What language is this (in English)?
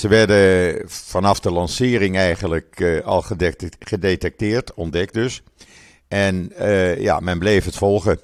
Dutch